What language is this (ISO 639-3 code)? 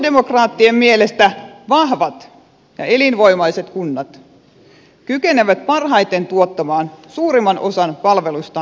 fin